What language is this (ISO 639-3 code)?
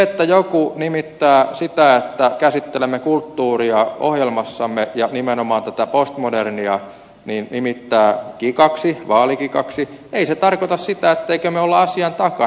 fin